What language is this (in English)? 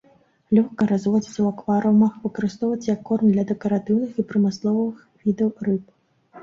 Belarusian